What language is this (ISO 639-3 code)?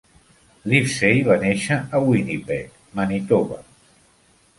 cat